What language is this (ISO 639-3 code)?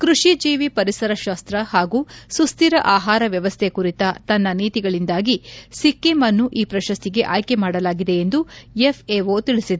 kan